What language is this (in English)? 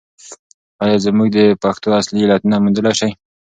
Pashto